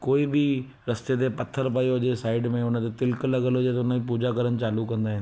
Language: Sindhi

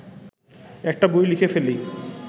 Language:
Bangla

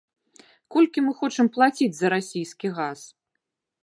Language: Belarusian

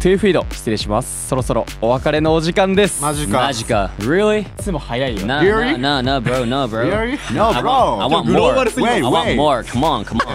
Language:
Japanese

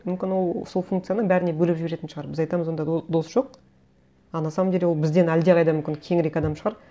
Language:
Kazakh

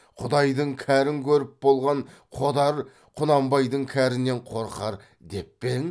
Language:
Kazakh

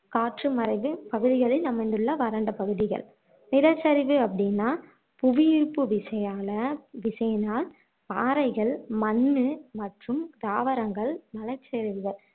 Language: Tamil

